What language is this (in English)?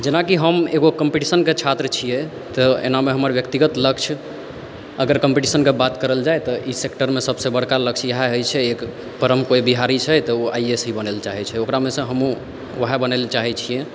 Maithili